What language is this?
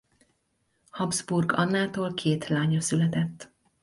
Hungarian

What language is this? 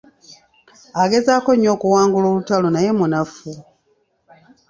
Ganda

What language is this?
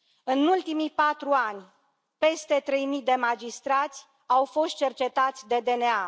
Romanian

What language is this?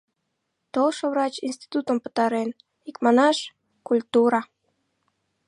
Mari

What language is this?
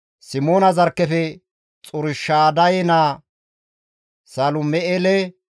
Gamo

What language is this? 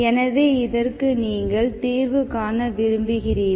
Tamil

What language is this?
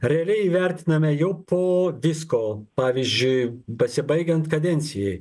Lithuanian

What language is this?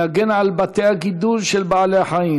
Hebrew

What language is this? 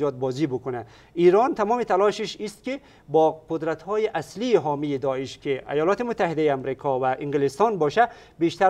Persian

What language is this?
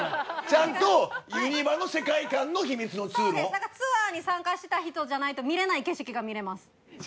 Japanese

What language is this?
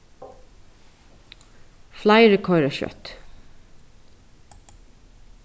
Faroese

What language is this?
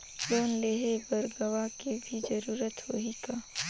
Chhattisgarhi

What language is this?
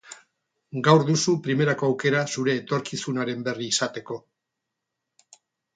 Basque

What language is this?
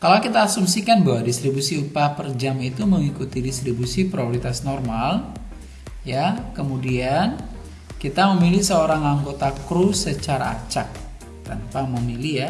Indonesian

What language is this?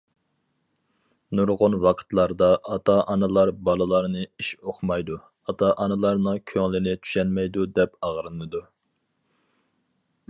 Uyghur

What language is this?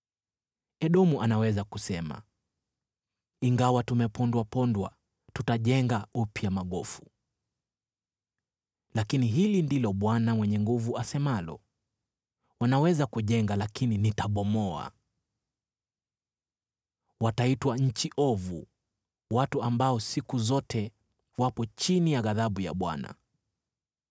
Swahili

